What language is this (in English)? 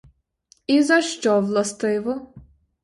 Ukrainian